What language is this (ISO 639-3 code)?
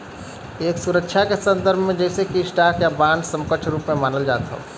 bho